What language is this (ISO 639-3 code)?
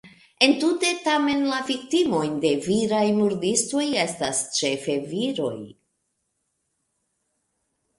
epo